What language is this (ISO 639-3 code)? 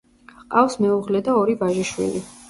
kat